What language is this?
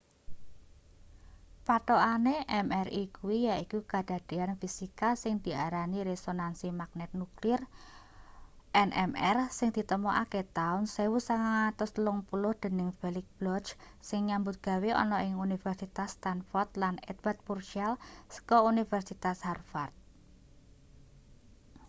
Javanese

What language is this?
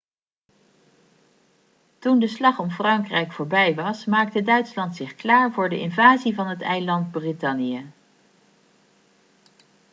Dutch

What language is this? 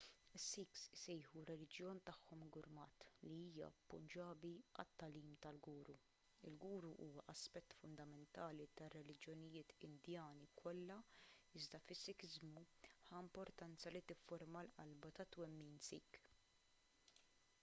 Maltese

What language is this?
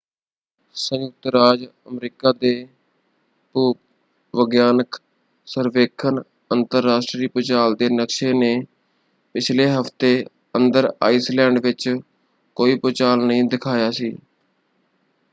Punjabi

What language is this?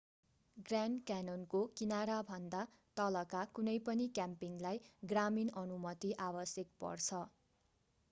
Nepali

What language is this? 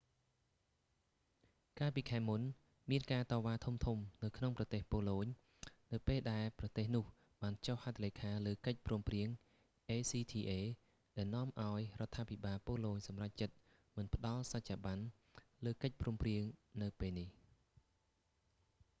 Khmer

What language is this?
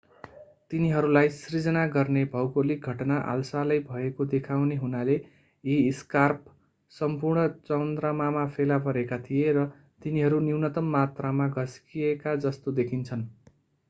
Nepali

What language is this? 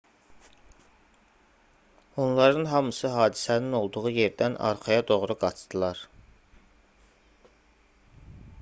Azerbaijani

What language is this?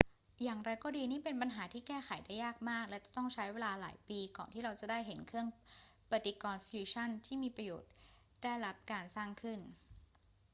Thai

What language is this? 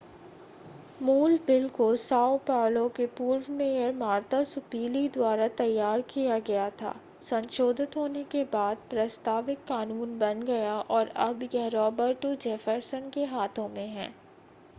Hindi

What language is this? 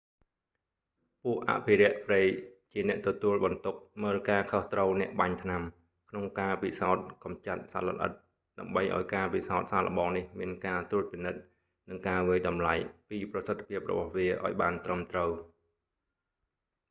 Khmer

